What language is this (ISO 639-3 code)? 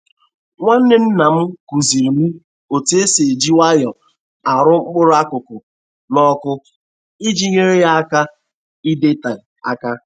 ibo